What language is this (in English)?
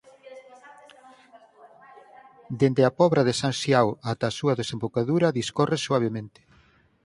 Galician